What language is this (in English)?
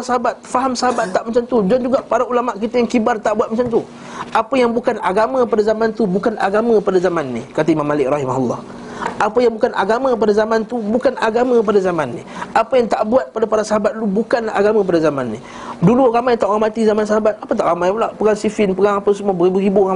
Malay